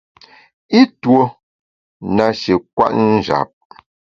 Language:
Bamun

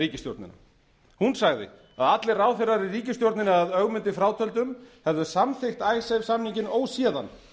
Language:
Icelandic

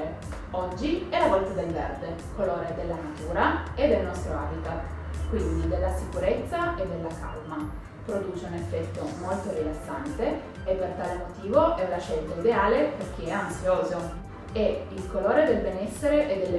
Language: Italian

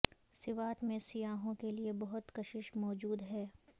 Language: Urdu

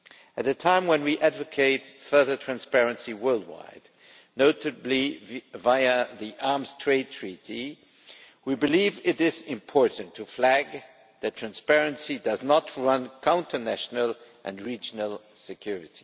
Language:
English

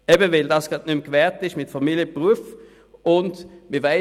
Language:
Swiss German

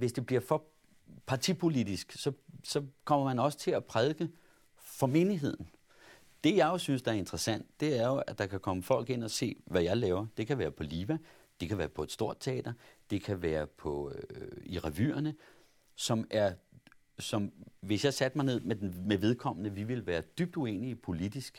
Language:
Danish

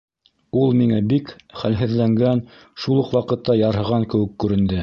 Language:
Bashkir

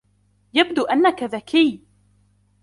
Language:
Arabic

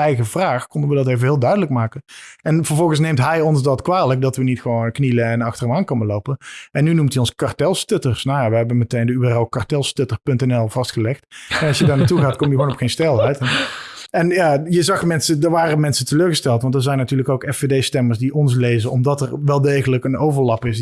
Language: Dutch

